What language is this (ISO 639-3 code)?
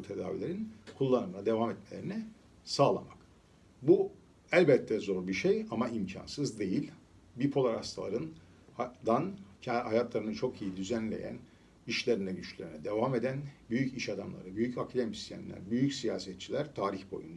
tur